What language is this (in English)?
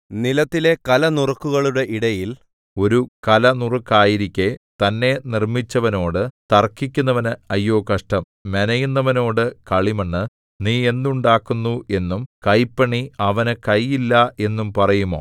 Malayalam